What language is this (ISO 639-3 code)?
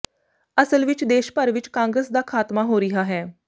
pan